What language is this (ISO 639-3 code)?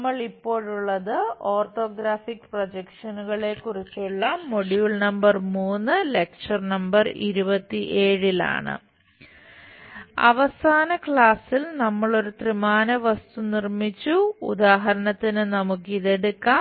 mal